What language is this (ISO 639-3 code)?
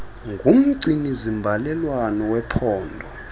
xho